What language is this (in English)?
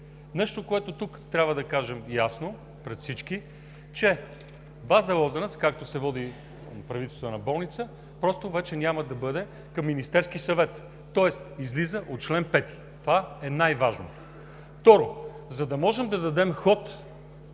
Bulgarian